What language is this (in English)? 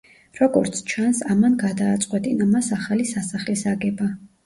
Georgian